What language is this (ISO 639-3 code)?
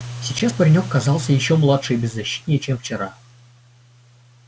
rus